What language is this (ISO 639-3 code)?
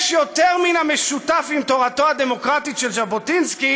heb